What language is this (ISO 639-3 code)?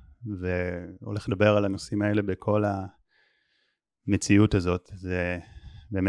heb